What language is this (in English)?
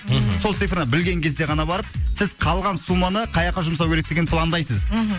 Kazakh